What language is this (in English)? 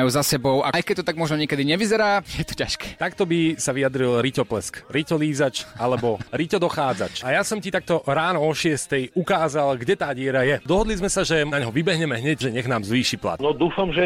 Slovak